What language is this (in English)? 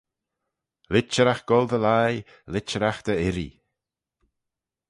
Manx